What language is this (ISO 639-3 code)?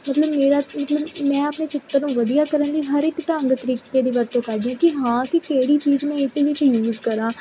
pan